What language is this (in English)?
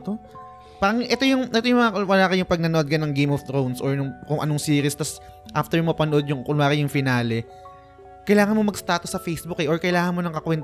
Filipino